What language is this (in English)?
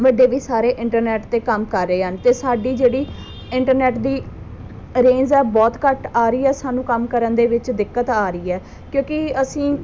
Punjabi